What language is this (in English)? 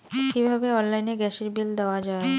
Bangla